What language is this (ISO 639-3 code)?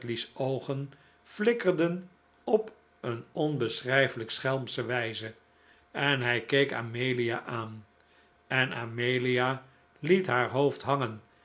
nld